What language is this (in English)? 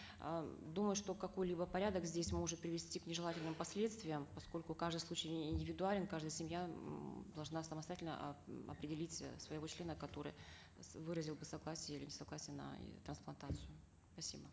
Kazakh